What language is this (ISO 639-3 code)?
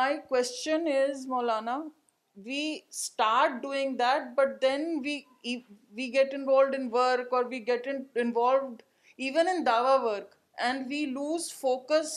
urd